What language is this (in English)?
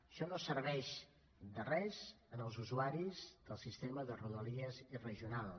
Catalan